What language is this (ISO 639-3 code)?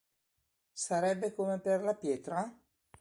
ita